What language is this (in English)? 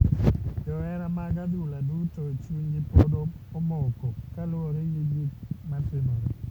Luo (Kenya and Tanzania)